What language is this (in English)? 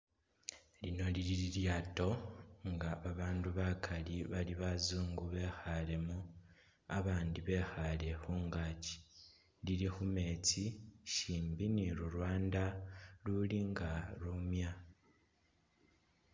Masaaba